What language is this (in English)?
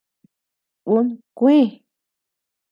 Tepeuxila Cuicatec